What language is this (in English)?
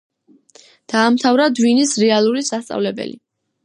Georgian